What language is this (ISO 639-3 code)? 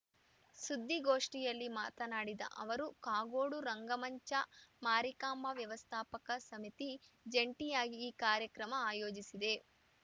kan